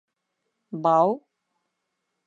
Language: Bashkir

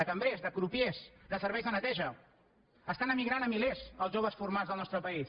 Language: Catalan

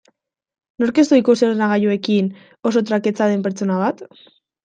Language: Basque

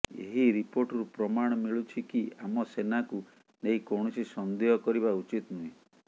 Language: Odia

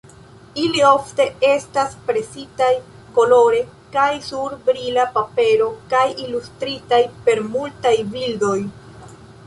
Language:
Esperanto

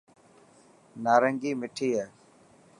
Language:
Dhatki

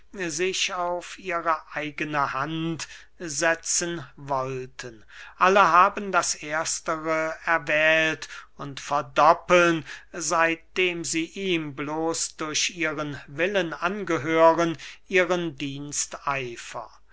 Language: German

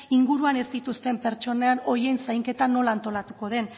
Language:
Basque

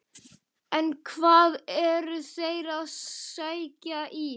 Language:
Icelandic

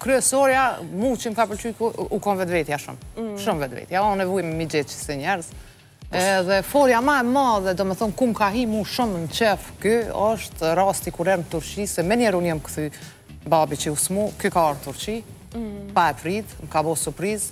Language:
Romanian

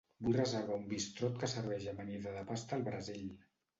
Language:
Catalan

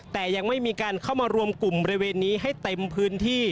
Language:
Thai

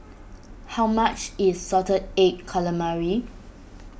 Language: English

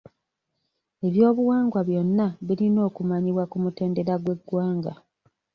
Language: Ganda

